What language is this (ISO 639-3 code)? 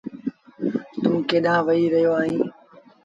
sbn